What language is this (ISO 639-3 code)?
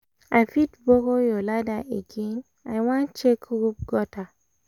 pcm